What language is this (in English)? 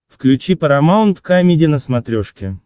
Russian